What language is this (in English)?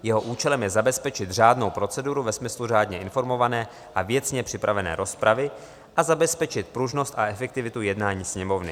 Czech